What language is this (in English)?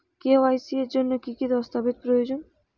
Bangla